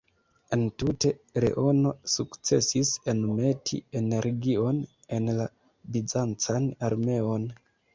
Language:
Esperanto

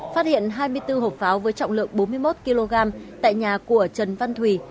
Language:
Vietnamese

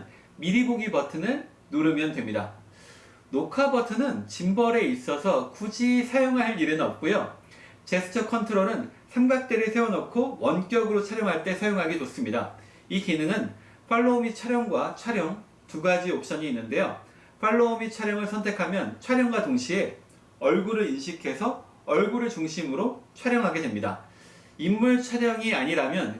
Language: Korean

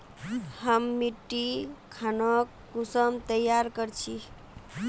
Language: Magahi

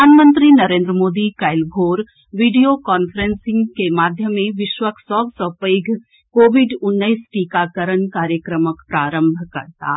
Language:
Maithili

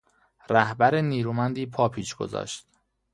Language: Persian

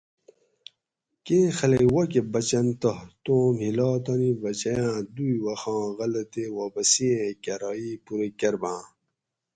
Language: Gawri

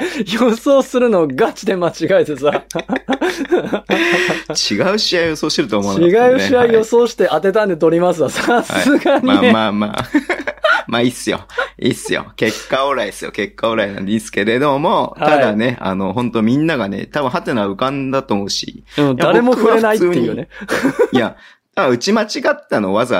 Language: Japanese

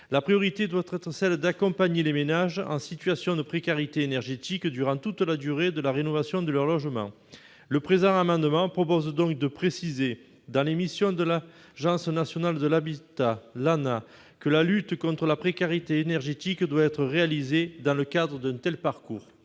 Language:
French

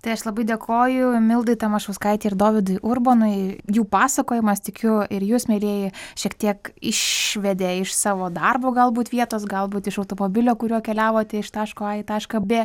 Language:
Lithuanian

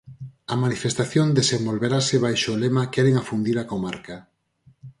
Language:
Galician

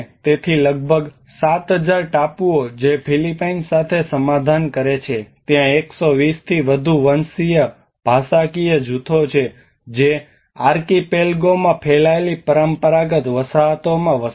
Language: Gujarati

